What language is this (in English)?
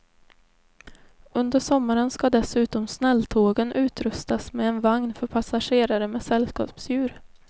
Swedish